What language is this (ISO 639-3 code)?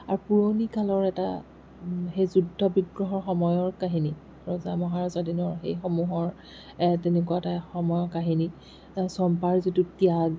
asm